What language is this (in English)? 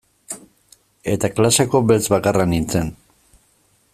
Basque